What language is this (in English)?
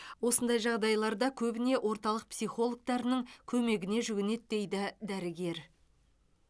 Kazakh